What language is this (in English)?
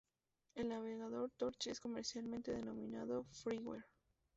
Spanish